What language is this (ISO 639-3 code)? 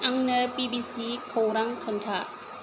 brx